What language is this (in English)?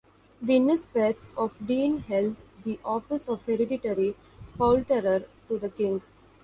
English